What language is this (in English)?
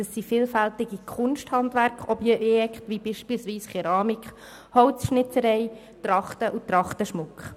Swiss German